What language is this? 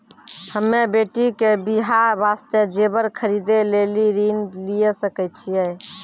Maithili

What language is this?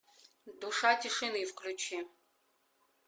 Russian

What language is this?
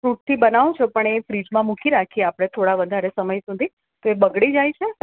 Gujarati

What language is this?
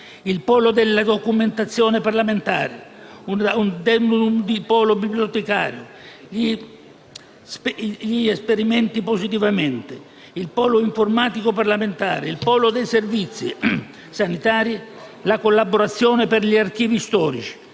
Italian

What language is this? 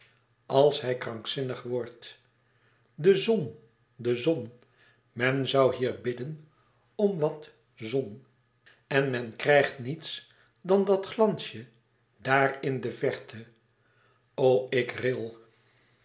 Dutch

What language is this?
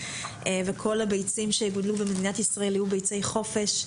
Hebrew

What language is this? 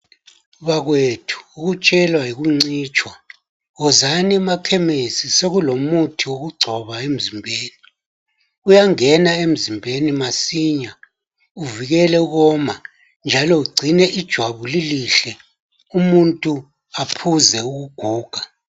North Ndebele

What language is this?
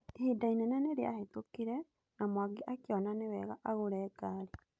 Kikuyu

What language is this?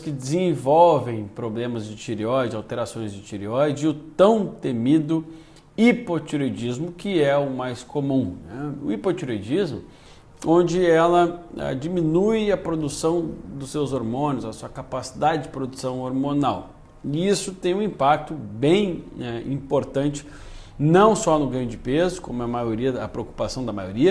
Portuguese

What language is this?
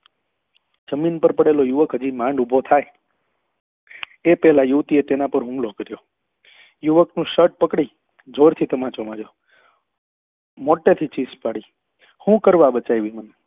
Gujarati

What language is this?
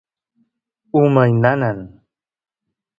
Santiago del Estero Quichua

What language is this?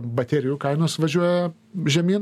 Lithuanian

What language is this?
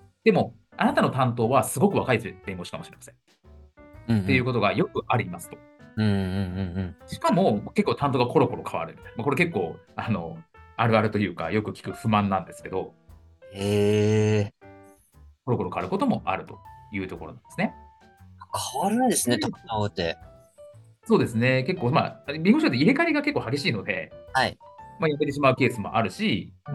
Japanese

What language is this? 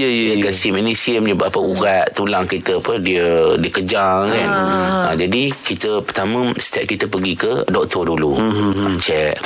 Malay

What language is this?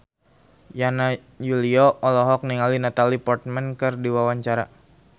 Sundanese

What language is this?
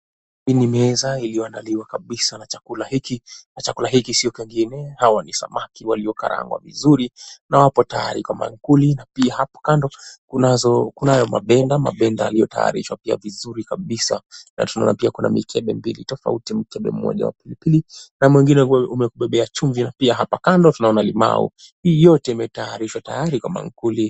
Swahili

